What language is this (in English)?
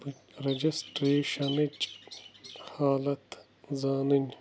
Kashmiri